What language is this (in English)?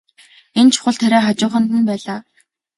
Mongolian